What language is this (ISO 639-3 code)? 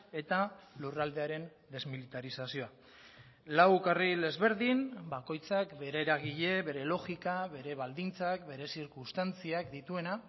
eus